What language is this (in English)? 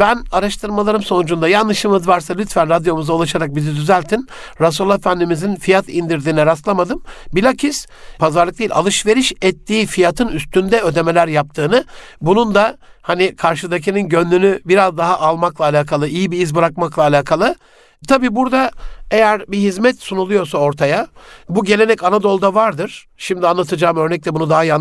Turkish